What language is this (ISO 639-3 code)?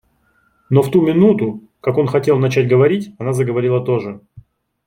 rus